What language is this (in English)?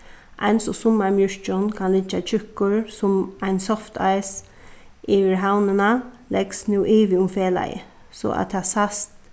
Faroese